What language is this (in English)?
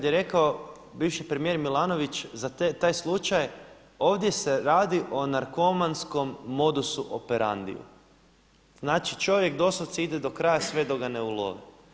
Croatian